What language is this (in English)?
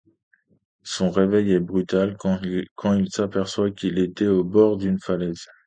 French